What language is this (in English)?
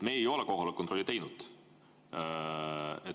Estonian